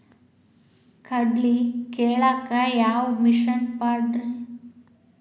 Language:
Kannada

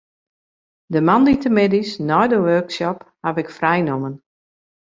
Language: Western Frisian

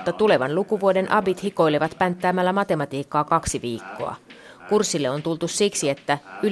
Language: Finnish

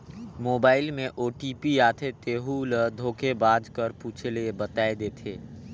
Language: Chhattisgarhi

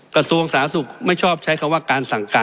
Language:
Thai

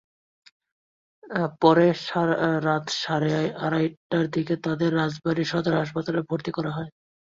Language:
Bangla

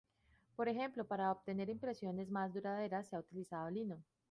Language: Spanish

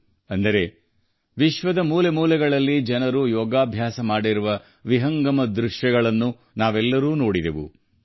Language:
Kannada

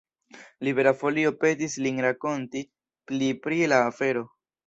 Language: Esperanto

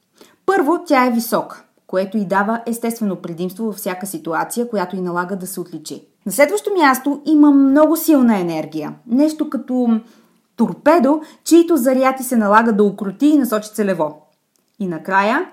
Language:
Bulgarian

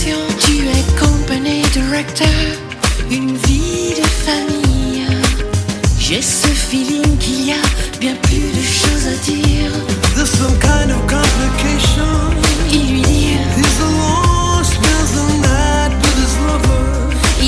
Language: Hebrew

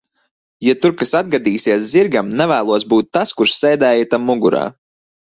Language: Latvian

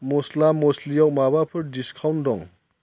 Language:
Bodo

